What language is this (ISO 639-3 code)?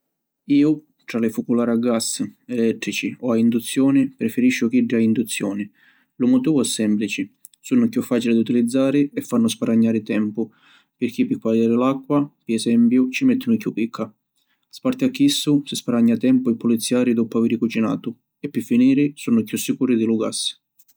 scn